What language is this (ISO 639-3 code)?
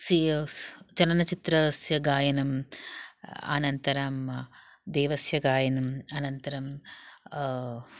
san